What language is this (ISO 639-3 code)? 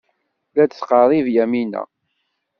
kab